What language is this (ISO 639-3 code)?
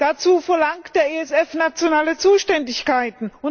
deu